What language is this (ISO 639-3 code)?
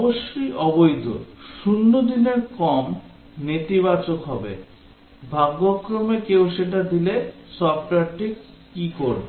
ben